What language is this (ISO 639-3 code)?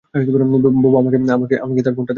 ben